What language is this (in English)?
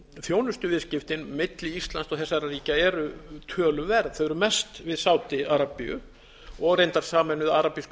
Icelandic